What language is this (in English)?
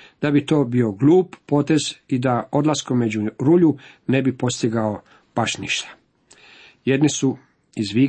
Croatian